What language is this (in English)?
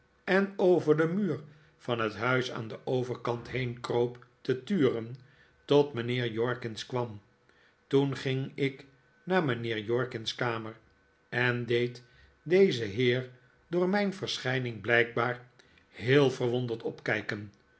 Dutch